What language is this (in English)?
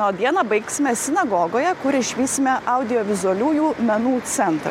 Lithuanian